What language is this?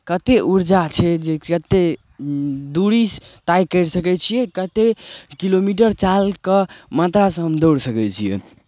Maithili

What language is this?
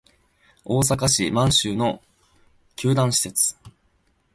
Japanese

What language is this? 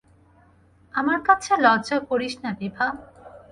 Bangla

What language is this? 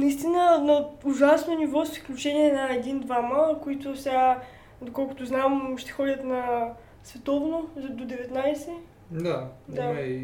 Bulgarian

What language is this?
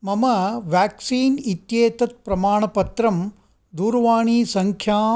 Sanskrit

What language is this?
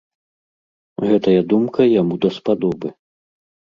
Belarusian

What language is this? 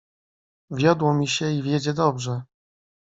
Polish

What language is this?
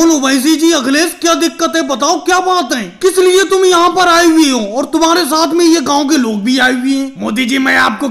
Hindi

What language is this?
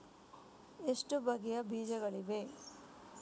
Kannada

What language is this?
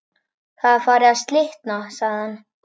Icelandic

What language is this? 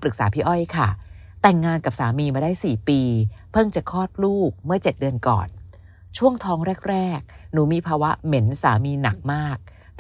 Thai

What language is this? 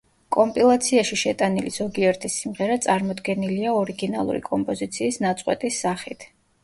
Georgian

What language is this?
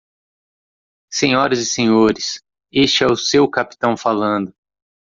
Portuguese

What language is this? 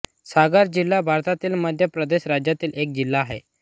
Marathi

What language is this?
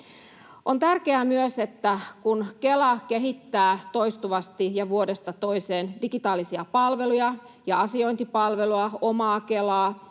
Finnish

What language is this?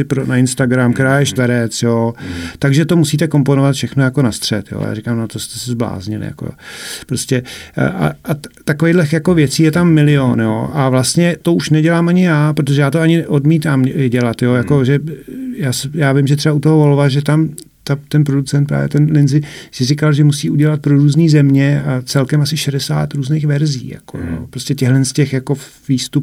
Czech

